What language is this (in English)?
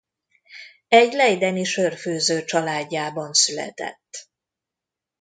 Hungarian